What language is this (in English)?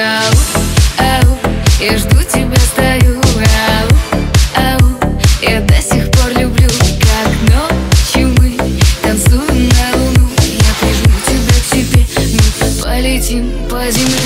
Russian